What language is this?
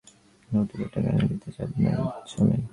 Bangla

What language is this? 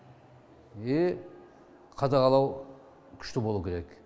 Kazakh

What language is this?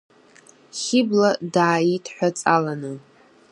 Abkhazian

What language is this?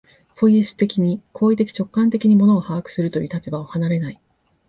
Japanese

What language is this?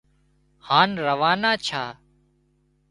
Wadiyara Koli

